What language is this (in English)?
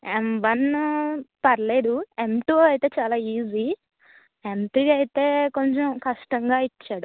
Telugu